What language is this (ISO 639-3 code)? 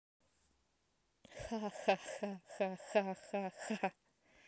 rus